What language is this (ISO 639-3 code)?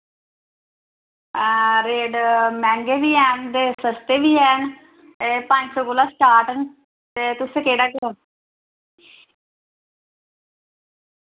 doi